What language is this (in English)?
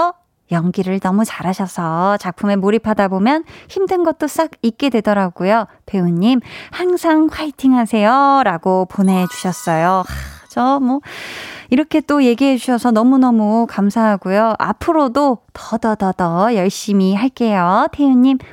Korean